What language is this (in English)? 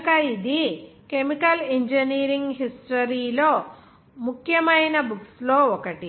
Telugu